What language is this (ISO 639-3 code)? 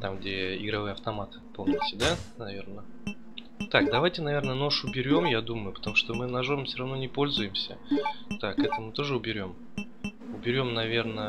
rus